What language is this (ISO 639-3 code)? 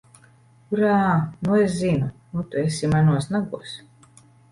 lav